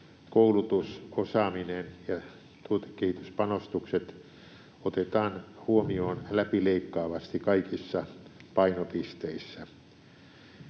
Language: Finnish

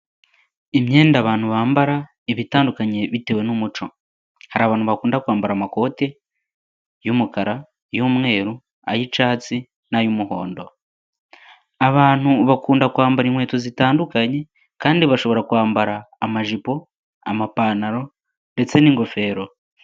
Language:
Kinyarwanda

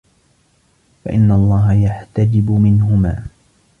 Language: Arabic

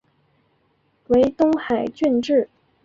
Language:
Chinese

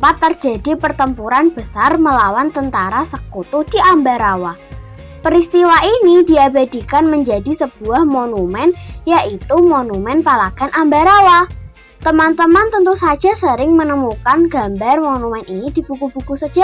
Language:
Indonesian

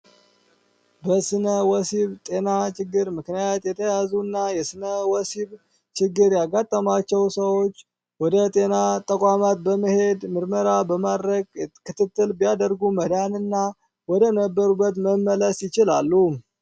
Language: Amharic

